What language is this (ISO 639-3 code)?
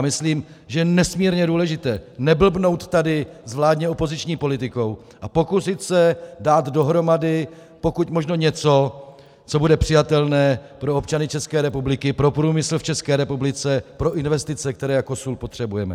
ces